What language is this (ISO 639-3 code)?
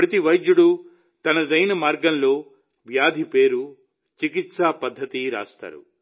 tel